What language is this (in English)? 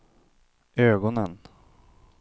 Swedish